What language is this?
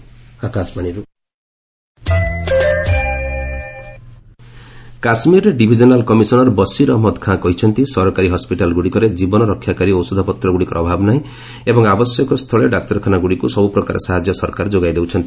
Odia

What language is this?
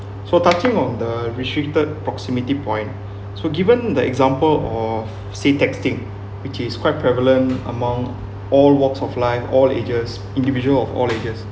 English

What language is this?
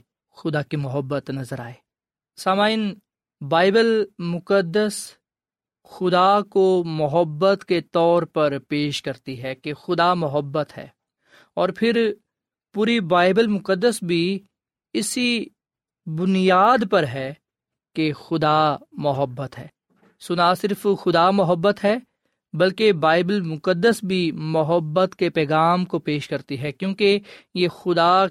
Urdu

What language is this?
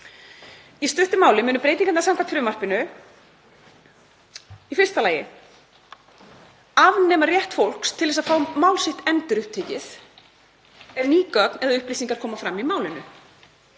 Icelandic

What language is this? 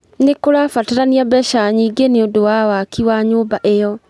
Kikuyu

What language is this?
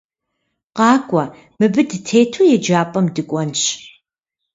Kabardian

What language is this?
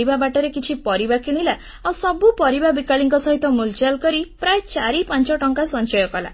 Odia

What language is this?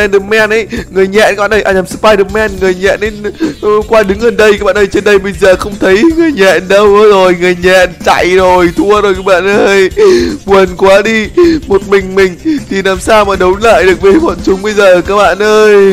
Vietnamese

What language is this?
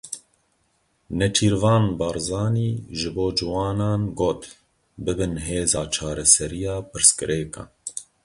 Kurdish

